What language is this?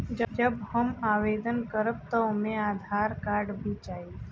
Bhojpuri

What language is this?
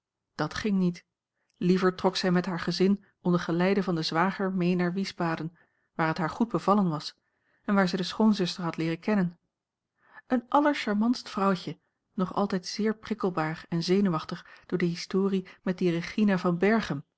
Dutch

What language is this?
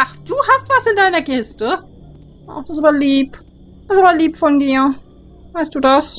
German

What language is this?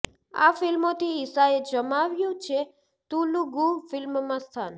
Gujarati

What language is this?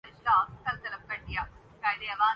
Urdu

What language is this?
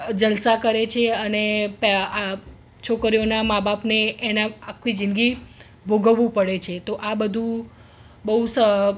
Gujarati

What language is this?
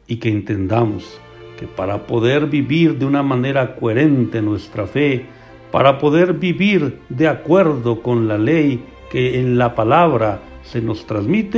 Spanish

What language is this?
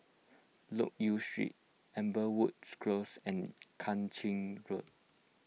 English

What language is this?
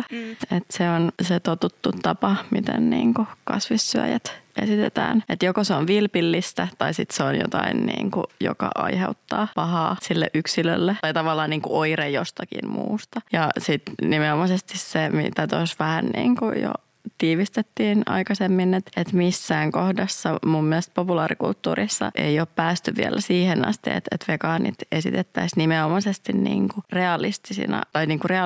Finnish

